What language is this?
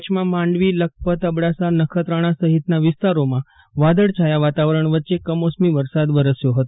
Gujarati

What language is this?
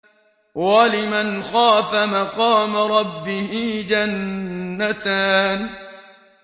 Arabic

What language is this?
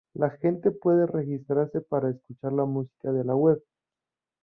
Spanish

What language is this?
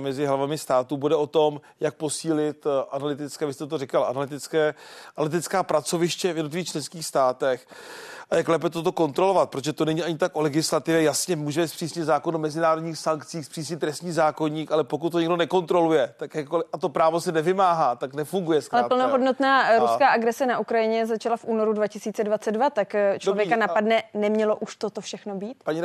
Czech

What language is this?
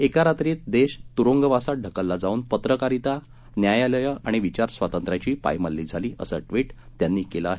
Marathi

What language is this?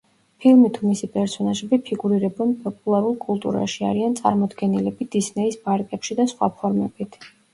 Georgian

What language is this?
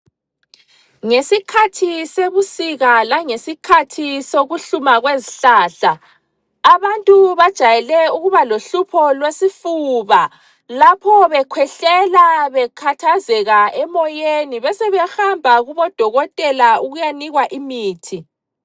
North Ndebele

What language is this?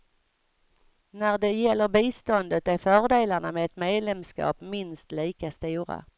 Swedish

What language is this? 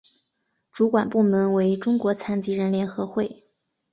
Chinese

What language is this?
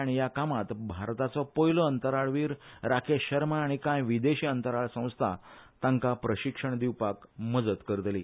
Konkani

